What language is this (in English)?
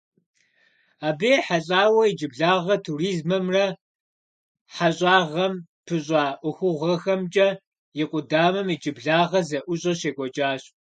Kabardian